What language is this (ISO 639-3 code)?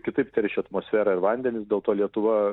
lit